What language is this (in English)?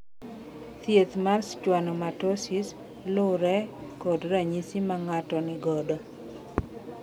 Luo (Kenya and Tanzania)